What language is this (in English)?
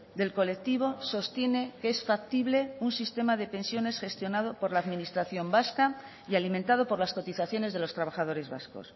Spanish